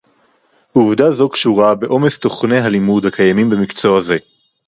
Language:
Hebrew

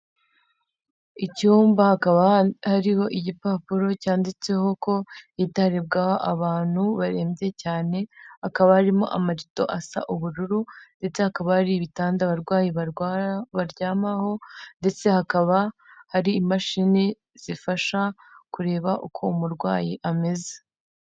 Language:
Kinyarwanda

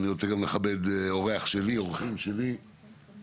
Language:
Hebrew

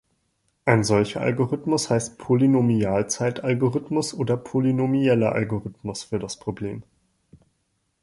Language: German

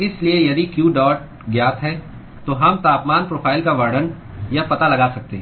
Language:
Hindi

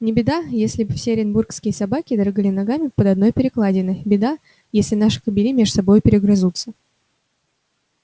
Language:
Russian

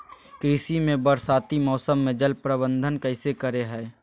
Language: Magahi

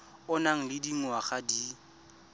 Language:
Tswana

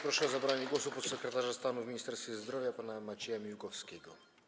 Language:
Polish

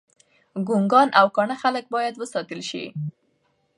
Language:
Pashto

